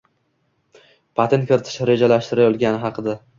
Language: Uzbek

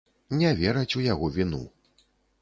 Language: Belarusian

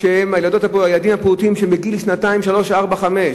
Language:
Hebrew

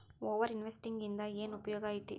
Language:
Kannada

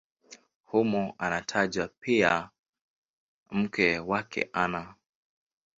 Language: Swahili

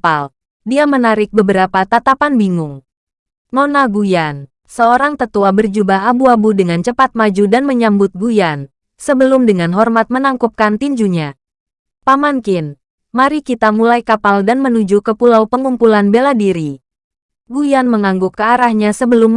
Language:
Indonesian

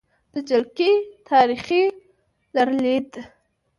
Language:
Pashto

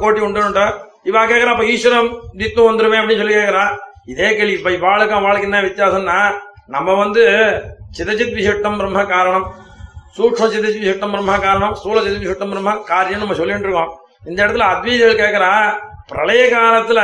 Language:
Tamil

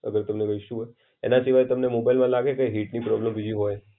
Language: Gujarati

